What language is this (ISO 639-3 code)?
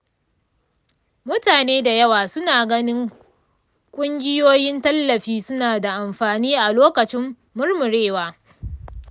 hau